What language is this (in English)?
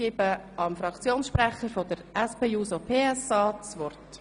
Swiss German